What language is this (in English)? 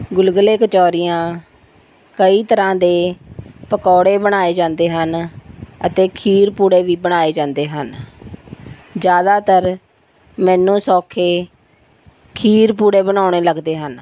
Punjabi